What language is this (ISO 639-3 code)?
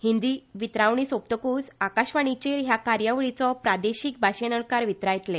kok